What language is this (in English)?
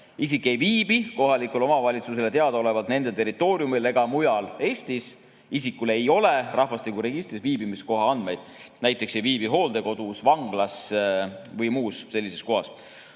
Estonian